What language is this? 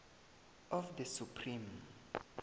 South Ndebele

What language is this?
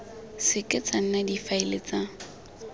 Tswana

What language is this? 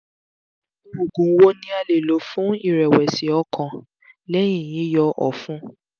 Yoruba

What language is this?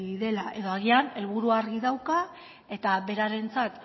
Basque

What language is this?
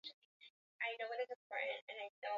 Swahili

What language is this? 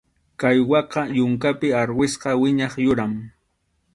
Arequipa-La Unión Quechua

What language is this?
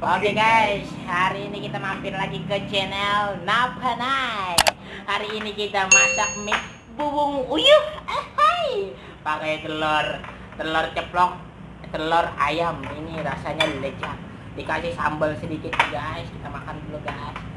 Indonesian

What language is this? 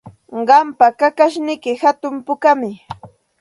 Santa Ana de Tusi Pasco Quechua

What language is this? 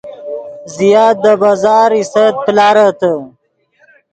Yidgha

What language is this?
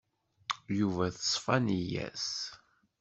Kabyle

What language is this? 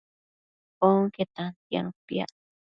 Matsés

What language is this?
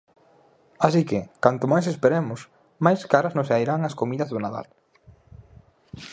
Galician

